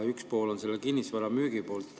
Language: Estonian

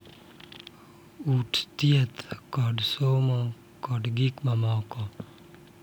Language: Luo (Kenya and Tanzania)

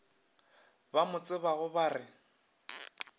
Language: Northern Sotho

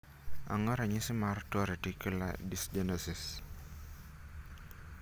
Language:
Luo (Kenya and Tanzania)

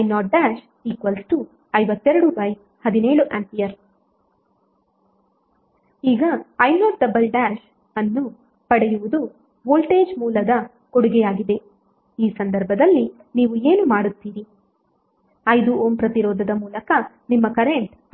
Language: Kannada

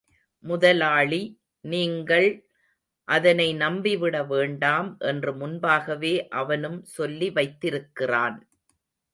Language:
Tamil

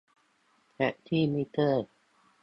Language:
Thai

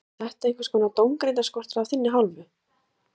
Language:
Icelandic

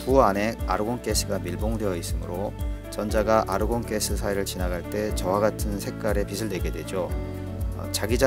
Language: Korean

